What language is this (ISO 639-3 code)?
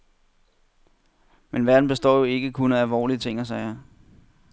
dan